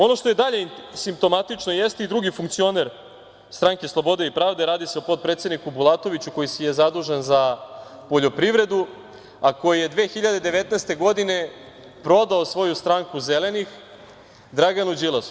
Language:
Serbian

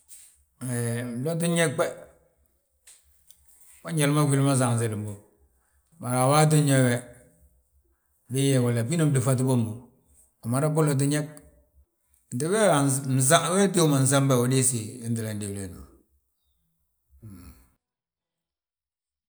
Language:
Balanta-Ganja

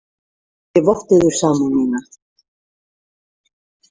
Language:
Icelandic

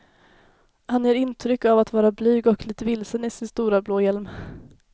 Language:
Swedish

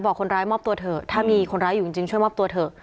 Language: Thai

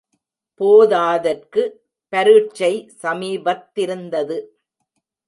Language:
Tamil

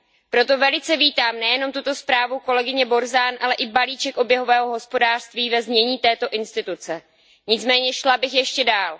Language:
Czech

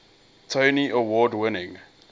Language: English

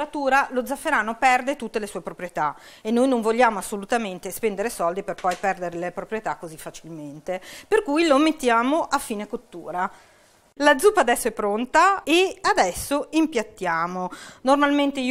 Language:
Italian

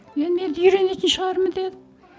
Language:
Kazakh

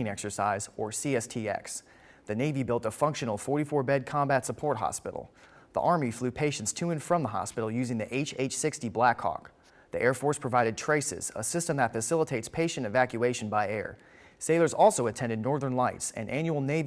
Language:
English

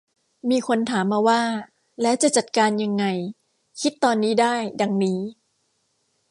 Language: Thai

